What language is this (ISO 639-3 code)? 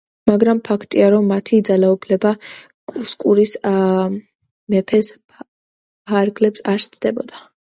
kat